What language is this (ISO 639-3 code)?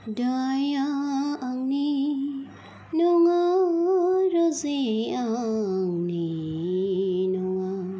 brx